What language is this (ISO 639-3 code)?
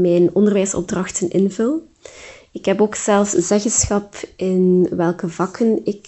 nld